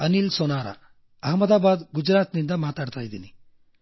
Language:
Kannada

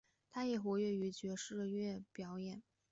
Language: Chinese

